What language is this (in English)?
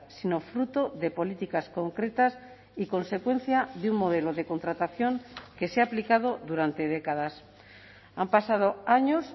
Spanish